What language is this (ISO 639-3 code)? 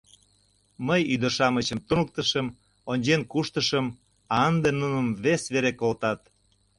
chm